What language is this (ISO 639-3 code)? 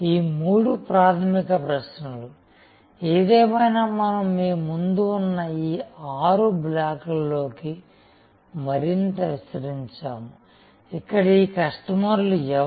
tel